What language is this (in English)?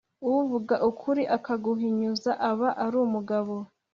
Kinyarwanda